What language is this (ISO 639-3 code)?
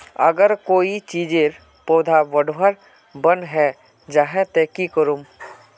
mag